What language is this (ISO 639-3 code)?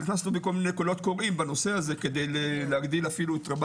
heb